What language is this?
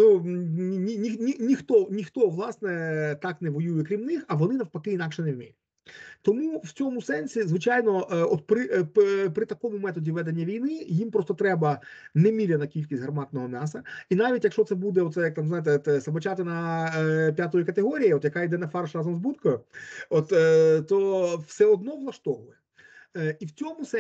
Ukrainian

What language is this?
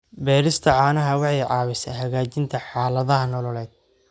Somali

